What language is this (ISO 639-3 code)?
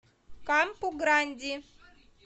rus